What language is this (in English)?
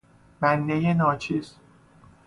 Persian